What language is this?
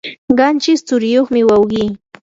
Yanahuanca Pasco Quechua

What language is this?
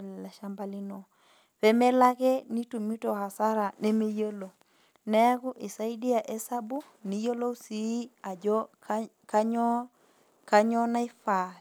Masai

